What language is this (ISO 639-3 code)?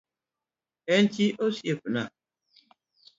luo